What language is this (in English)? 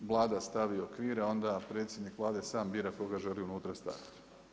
Croatian